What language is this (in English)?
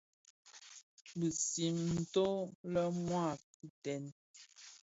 Bafia